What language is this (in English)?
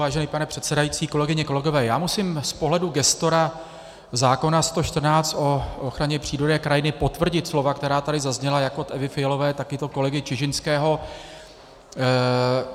Czech